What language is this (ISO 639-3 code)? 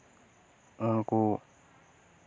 sat